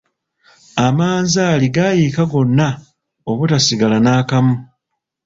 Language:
Ganda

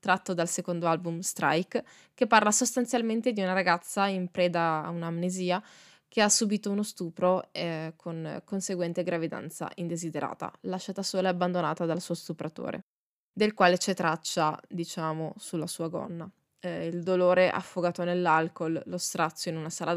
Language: Italian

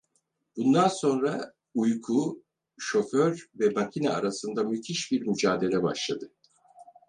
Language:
Turkish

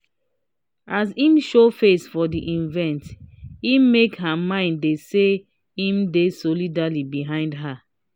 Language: Nigerian Pidgin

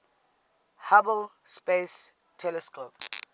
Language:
English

